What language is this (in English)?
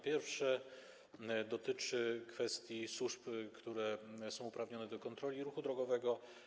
Polish